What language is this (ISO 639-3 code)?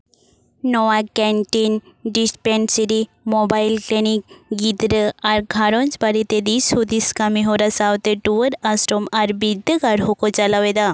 sat